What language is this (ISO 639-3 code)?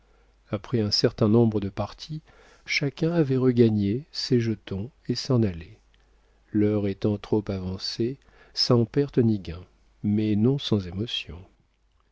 fra